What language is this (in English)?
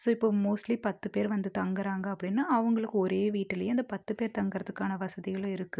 Tamil